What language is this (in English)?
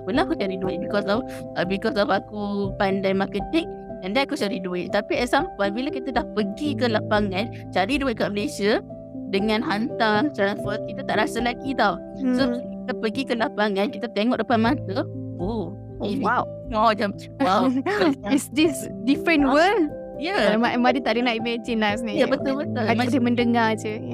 Malay